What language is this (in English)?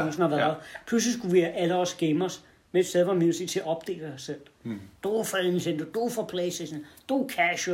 Danish